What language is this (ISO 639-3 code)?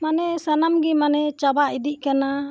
sat